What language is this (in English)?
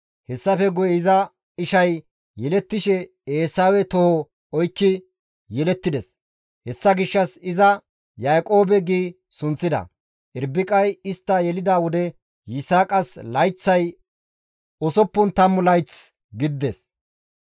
Gamo